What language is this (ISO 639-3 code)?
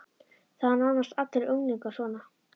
isl